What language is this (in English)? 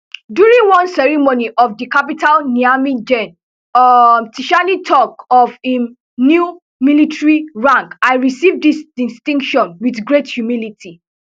Nigerian Pidgin